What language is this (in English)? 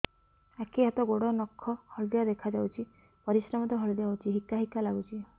Odia